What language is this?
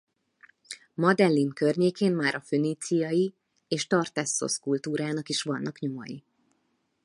Hungarian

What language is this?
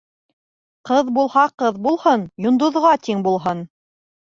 Bashkir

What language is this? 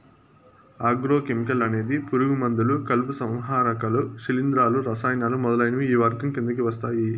Telugu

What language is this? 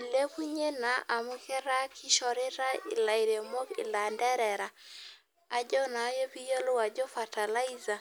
Masai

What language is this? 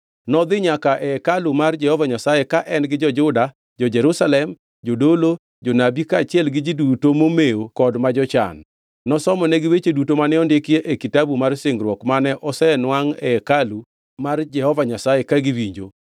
Luo (Kenya and Tanzania)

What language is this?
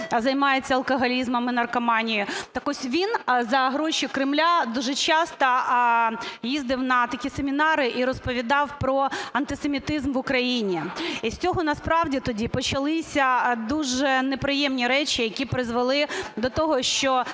Ukrainian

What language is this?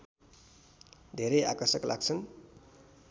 Nepali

